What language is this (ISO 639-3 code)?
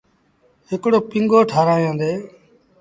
sbn